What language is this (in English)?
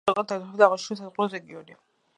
Georgian